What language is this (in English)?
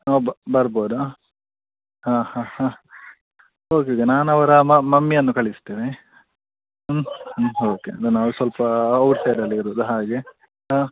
Kannada